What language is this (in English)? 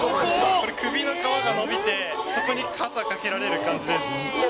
Japanese